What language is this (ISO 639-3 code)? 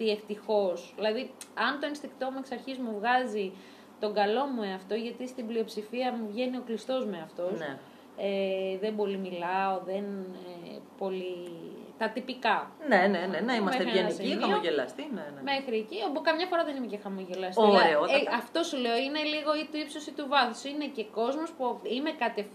ell